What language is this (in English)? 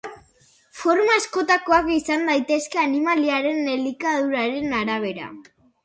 Basque